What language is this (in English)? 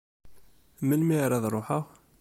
Kabyle